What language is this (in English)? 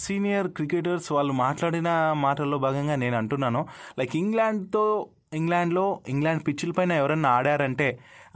Telugu